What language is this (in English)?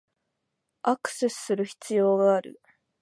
Japanese